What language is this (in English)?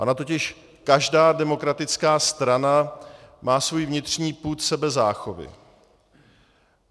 Czech